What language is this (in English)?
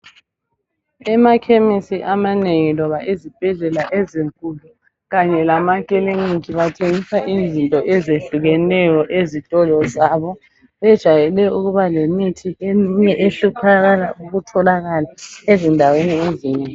North Ndebele